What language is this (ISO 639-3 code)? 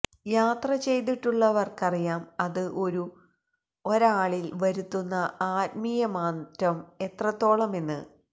mal